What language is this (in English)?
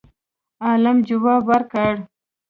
Pashto